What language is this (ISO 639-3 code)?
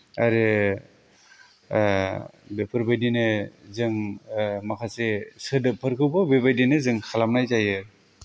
brx